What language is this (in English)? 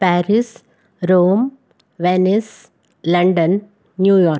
Sanskrit